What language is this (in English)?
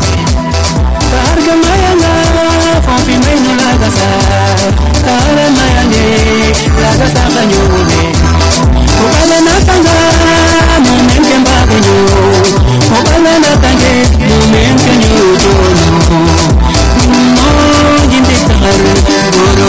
Serer